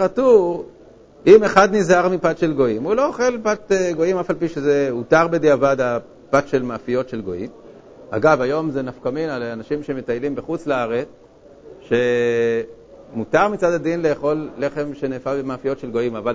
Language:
Hebrew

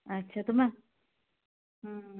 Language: Assamese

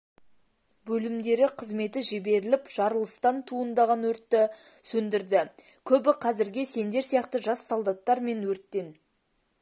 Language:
Kazakh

